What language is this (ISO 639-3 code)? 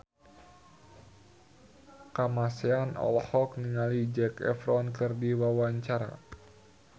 sun